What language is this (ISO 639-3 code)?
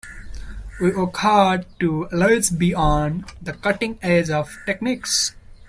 eng